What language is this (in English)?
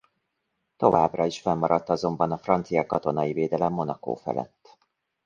Hungarian